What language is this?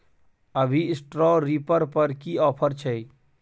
Maithili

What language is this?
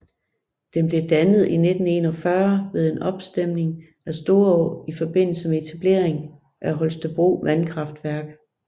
Danish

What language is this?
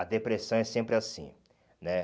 Portuguese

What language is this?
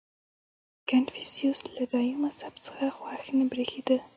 Pashto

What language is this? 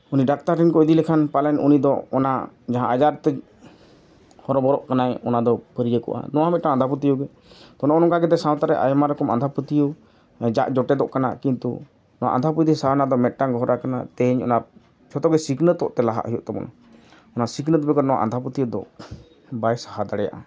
Santali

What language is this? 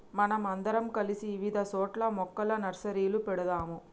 Telugu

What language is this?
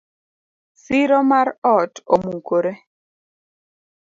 Luo (Kenya and Tanzania)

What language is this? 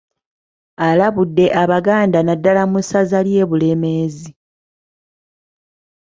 Ganda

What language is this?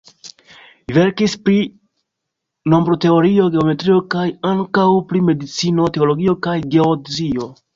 Esperanto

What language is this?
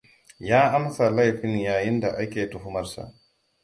Hausa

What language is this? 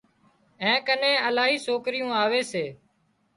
Wadiyara Koli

